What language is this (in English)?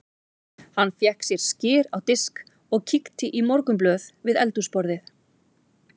Icelandic